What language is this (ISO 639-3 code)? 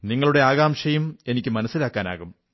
mal